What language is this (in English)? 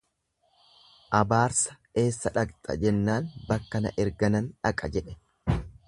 Oromo